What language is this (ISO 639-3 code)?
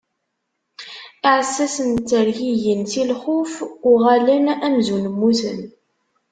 kab